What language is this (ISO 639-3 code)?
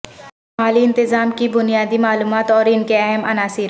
urd